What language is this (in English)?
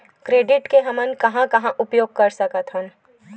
Chhattisgarhi